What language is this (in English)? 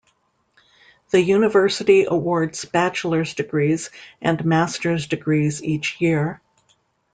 English